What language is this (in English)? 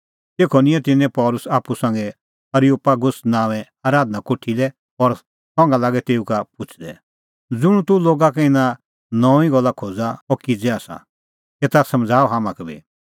Kullu Pahari